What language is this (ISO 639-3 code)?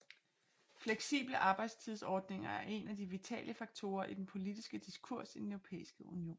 dan